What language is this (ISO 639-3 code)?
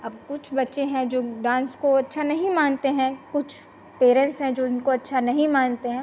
hin